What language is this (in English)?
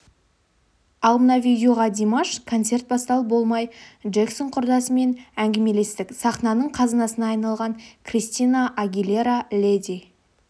Kazakh